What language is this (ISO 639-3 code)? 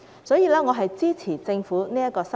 yue